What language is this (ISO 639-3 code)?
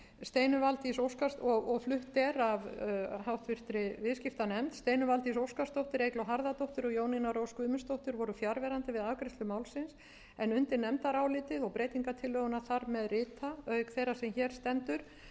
isl